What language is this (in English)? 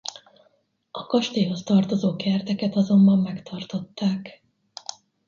Hungarian